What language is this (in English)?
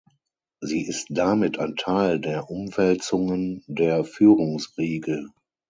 German